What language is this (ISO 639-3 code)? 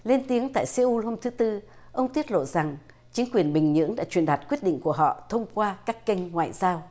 vie